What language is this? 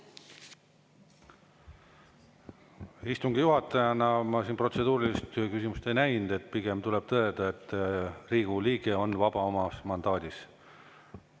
Estonian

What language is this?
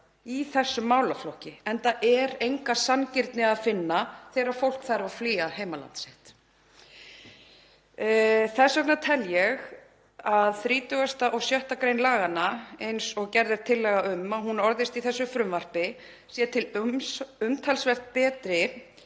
Icelandic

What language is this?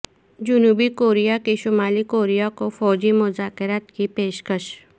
Urdu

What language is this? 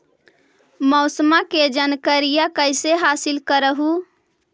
Magahi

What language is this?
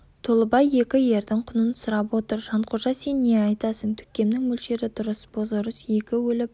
Kazakh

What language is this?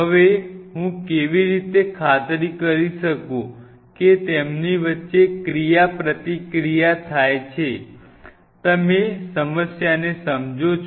Gujarati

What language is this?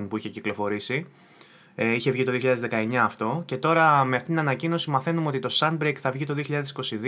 Greek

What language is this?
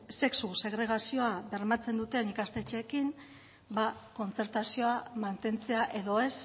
Basque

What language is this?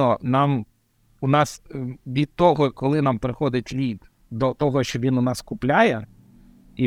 Ukrainian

